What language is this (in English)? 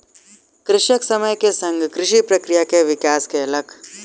Maithili